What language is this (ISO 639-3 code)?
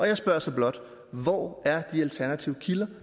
dan